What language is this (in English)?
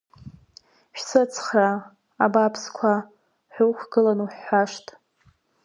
Abkhazian